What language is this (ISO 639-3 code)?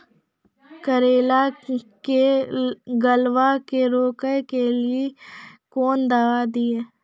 mai